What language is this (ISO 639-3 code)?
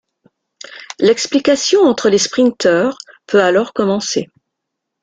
fra